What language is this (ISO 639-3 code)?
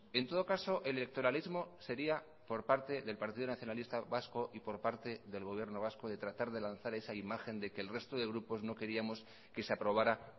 spa